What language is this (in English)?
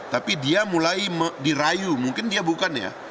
Indonesian